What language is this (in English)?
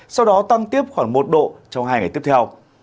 Vietnamese